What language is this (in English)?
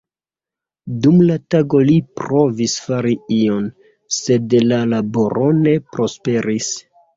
Esperanto